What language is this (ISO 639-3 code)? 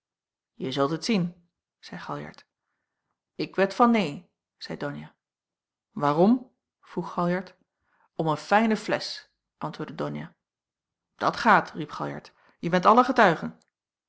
nld